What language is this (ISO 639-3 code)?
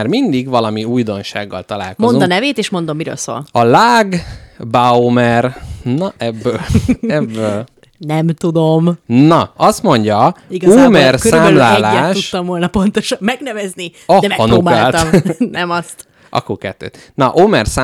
hun